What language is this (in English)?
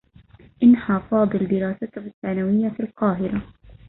Arabic